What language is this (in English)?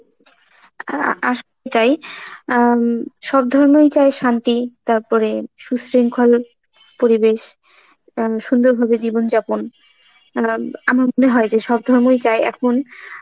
Bangla